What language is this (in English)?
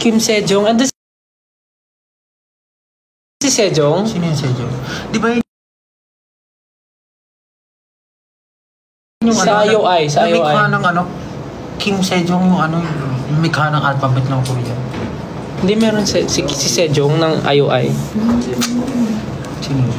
Filipino